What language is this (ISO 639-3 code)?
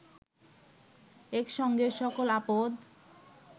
ben